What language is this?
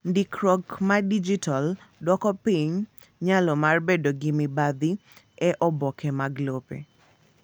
Luo (Kenya and Tanzania)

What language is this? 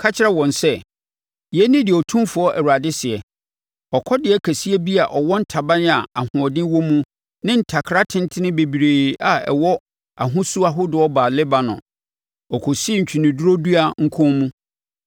Akan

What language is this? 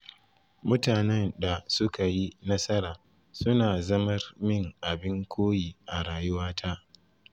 Hausa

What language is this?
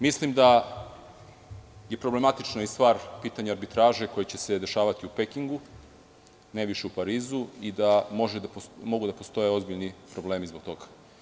Serbian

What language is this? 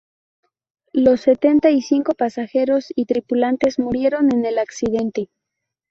Spanish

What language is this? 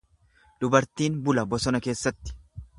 Oromo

